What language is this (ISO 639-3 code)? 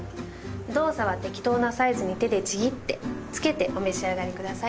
jpn